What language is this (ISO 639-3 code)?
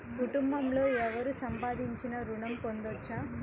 tel